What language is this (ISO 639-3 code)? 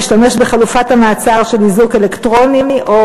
heb